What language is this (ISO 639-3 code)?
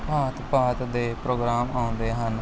pan